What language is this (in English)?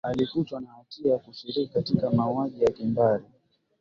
Swahili